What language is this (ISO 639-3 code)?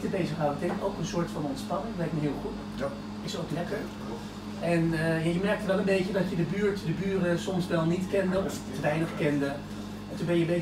nld